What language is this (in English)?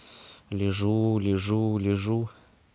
Russian